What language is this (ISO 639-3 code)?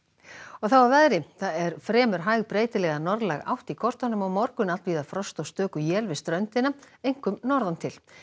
isl